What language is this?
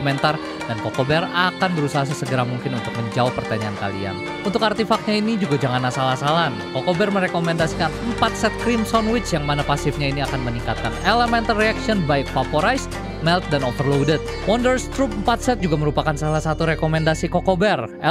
Indonesian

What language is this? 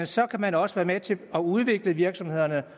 Danish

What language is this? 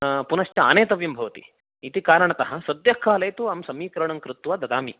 Sanskrit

